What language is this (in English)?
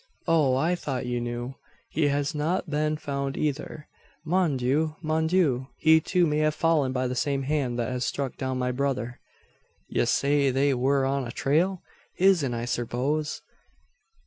English